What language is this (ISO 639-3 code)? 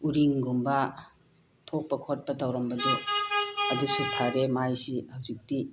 mni